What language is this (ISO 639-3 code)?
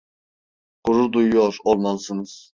tur